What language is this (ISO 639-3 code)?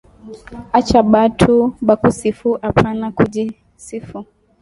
swa